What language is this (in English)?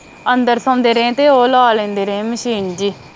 Punjabi